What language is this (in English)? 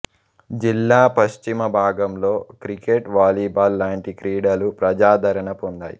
Telugu